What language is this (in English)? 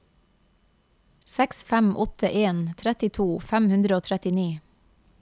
Norwegian